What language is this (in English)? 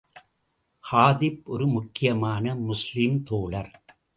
Tamil